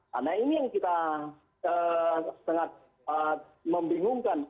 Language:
Indonesian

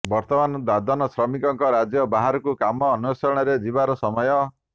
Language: Odia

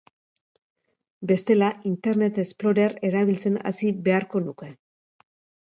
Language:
Basque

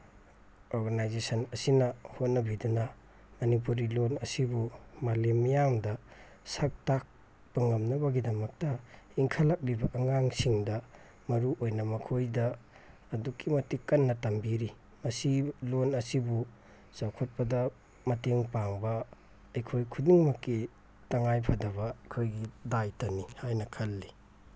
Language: Manipuri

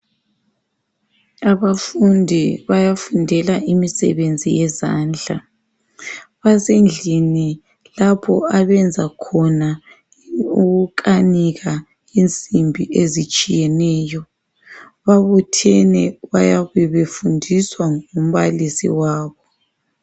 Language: North Ndebele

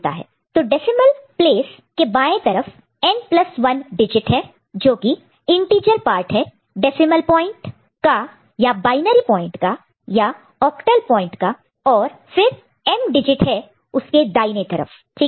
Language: Hindi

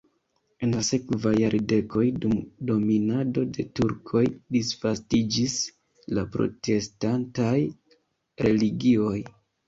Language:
Esperanto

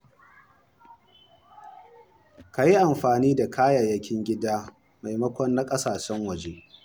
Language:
Hausa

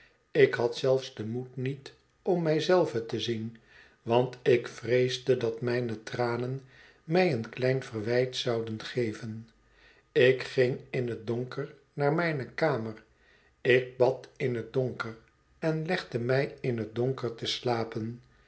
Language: Dutch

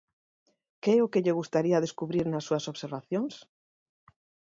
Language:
Galician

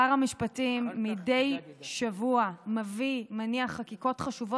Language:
Hebrew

